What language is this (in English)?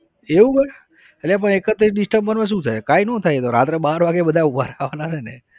Gujarati